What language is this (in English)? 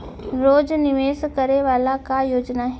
Chhattisgarhi